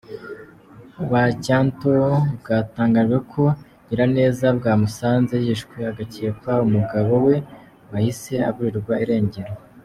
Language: Kinyarwanda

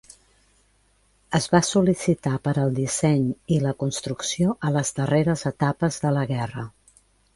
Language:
Catalan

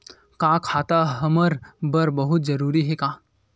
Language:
Chhattisgarhi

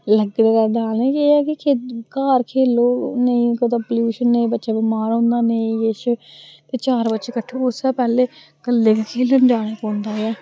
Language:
Dogri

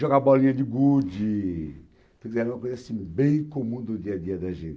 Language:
Portuguese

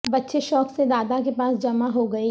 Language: Urdu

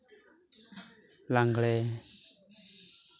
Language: Santali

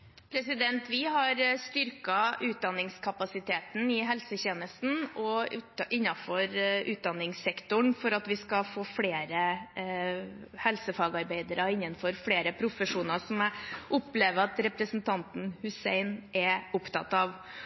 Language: Norwegian Bokmål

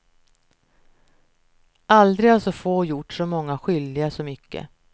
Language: Swedish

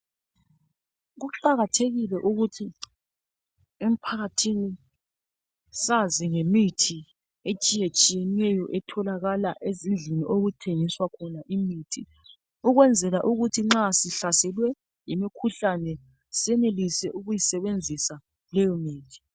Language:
North Ndebele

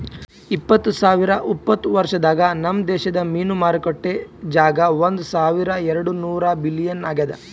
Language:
Kannada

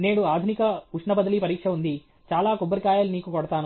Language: Telugu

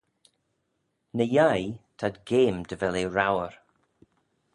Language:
Manx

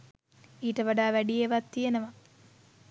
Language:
Sinhala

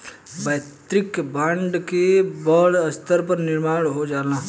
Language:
Bhojpuri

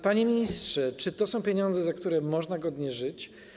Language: Polish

